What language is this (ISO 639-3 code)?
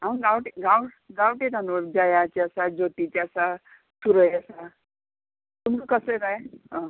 kok